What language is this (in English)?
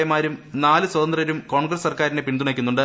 Malayalam